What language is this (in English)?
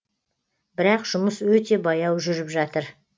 Kazakh